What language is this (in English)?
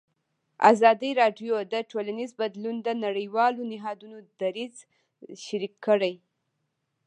Pashto